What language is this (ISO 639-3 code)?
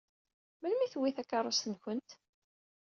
kab